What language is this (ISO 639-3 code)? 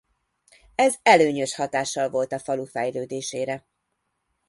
hun